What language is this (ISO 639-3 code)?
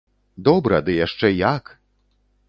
bel